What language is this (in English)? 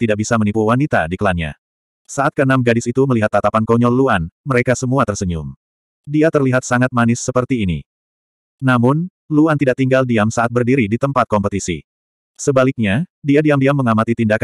Indonesian